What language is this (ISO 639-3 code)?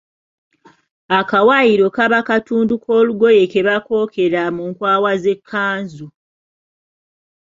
lug